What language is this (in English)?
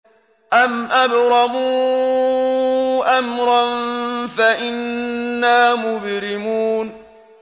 Arabic